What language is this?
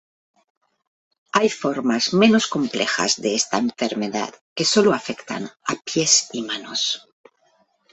Spanish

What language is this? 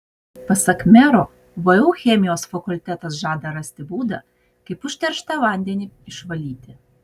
Lithuanian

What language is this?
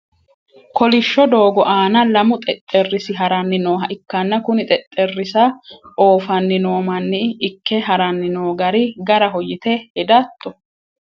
Sidamo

